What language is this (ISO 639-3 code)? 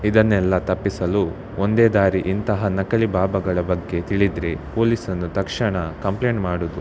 kan